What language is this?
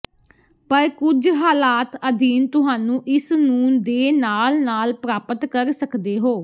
Punjabi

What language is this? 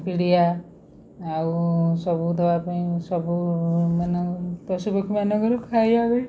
Odia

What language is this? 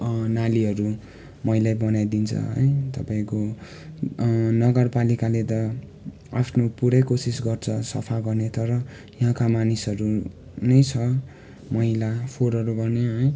Nepali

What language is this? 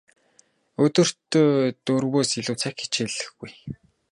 Mongolian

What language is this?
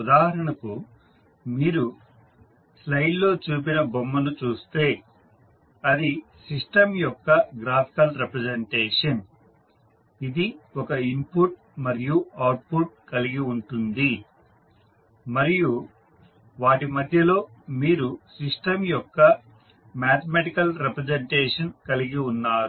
Telugu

